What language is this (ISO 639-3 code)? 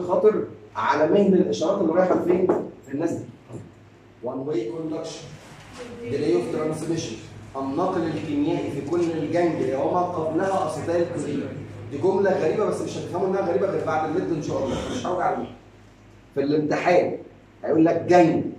ara